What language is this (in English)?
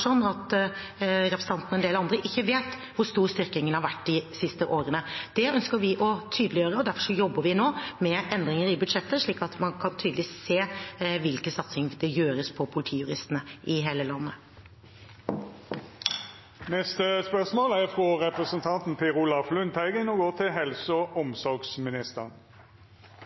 Norwegian Bokmål